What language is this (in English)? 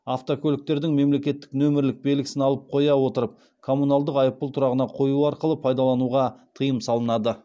Kazakh